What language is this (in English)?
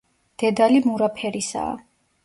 Georgian